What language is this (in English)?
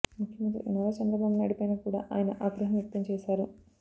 Telugu